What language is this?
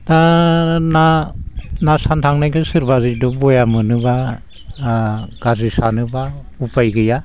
Bodo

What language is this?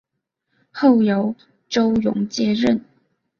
Chinese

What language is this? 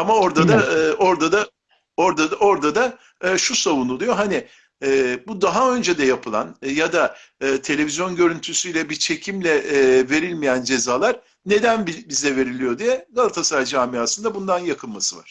Turkish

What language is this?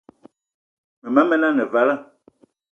Eton (Cameroon)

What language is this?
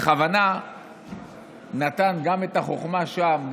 Hebrew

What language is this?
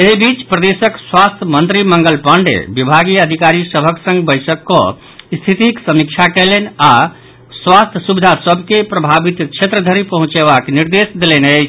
Maithili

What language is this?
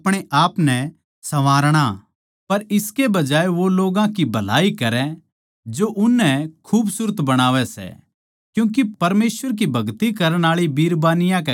Haryanvi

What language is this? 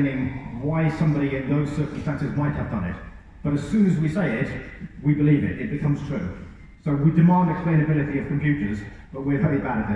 English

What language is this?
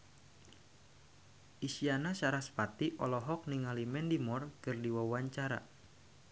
Sundanese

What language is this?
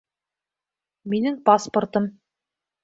Bashkir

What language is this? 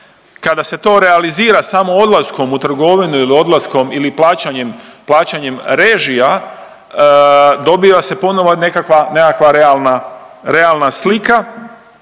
Croatian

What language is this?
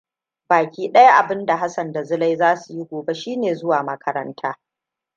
Hausa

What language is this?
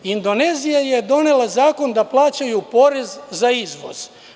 Serbian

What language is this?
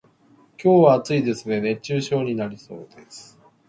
Japanese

